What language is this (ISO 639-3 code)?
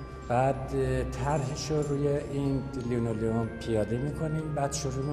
fas